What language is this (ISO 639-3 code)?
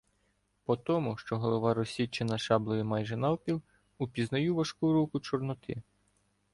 ukr